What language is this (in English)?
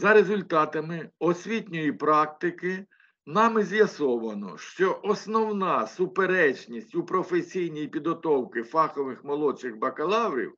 Ukrainian